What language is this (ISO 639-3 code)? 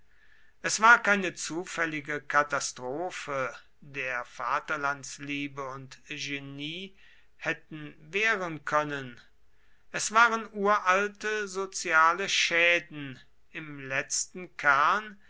deu